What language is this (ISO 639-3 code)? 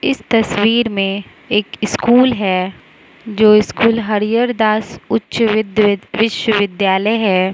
hin